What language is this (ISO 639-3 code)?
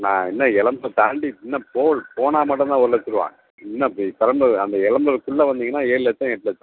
tam